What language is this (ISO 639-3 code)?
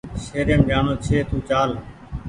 gig